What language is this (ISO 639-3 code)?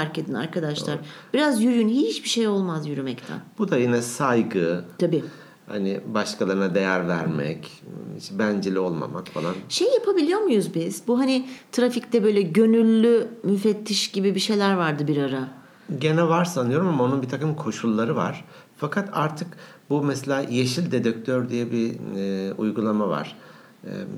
tur